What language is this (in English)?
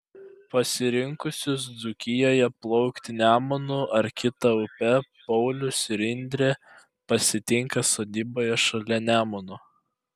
Lithuanian